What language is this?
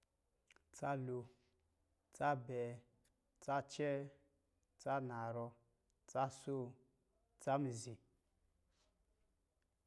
Lijili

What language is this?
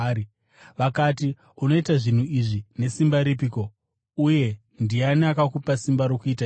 Shona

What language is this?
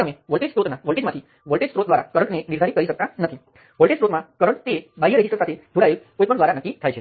Gujarati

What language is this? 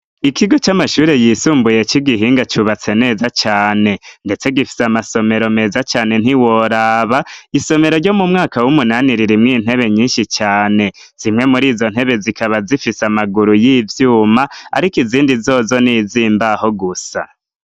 Rundi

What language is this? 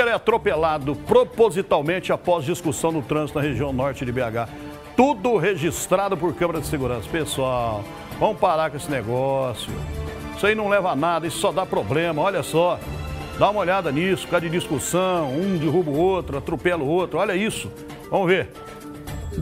Portuguese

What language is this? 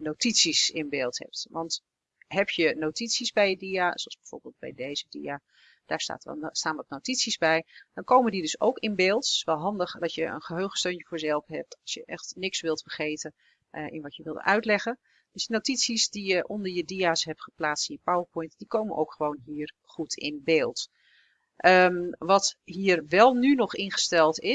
Dutch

